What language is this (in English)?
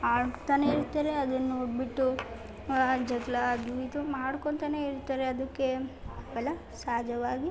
Kannada